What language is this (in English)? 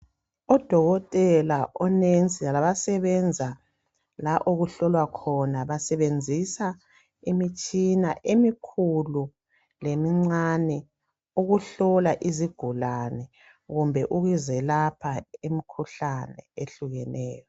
North Ndebele